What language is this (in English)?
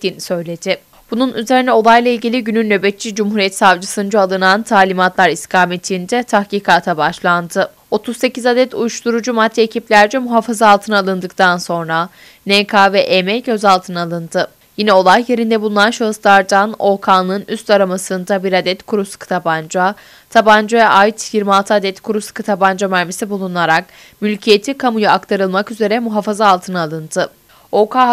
Turkish